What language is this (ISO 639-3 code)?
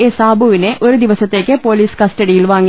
mal